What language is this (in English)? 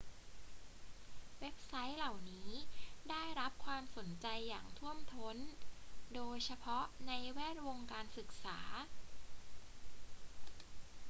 Thai